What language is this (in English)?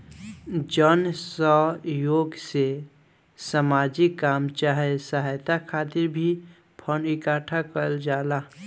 Bhojpuri